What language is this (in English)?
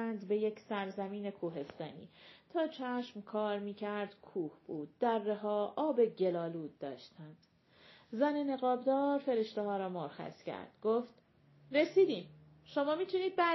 Persian